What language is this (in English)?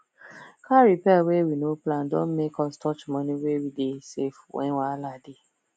Nigerian Pidgin